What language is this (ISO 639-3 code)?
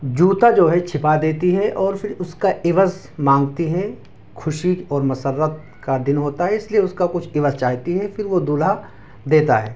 urd